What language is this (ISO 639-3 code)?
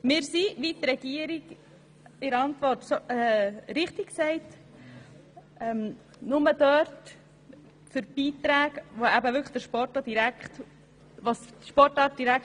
gsw